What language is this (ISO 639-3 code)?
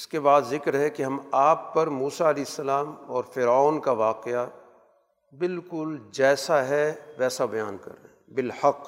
urd